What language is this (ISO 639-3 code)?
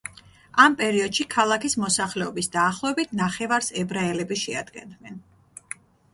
kat